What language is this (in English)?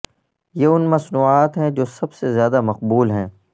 Urdu